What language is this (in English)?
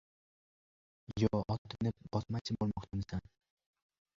Uzbek